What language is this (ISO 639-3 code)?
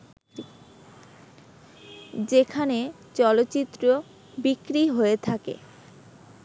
ben